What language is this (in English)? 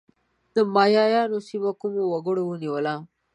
Pashto